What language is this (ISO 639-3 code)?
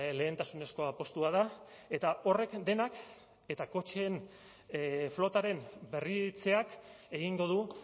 eus